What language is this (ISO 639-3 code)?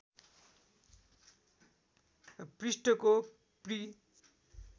nep